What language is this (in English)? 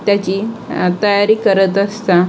Marathi